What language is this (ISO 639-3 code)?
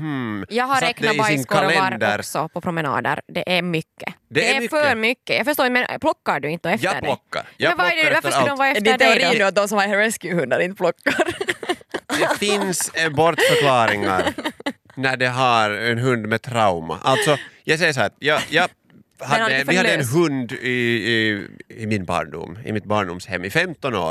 swe